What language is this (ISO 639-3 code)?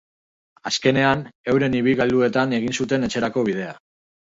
eus